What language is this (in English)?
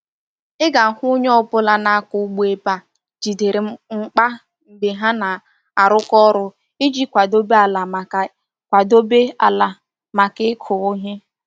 Igbo